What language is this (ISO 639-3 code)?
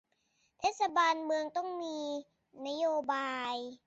tha